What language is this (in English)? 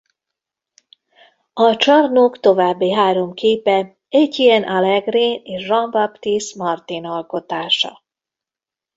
Hungarian